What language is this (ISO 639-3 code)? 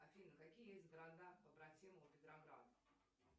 rus